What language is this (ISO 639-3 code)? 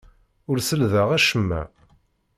kab